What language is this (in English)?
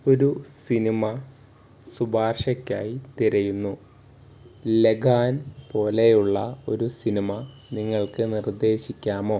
Malayalam